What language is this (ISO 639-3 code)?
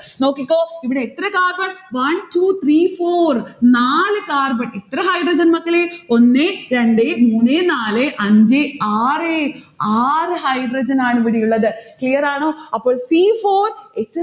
mal